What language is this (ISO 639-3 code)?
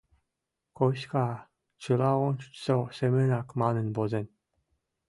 chm